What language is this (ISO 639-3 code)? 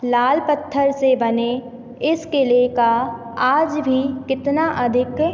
hin